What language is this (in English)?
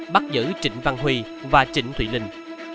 Vietnamese